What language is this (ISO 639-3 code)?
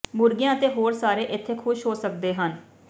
pan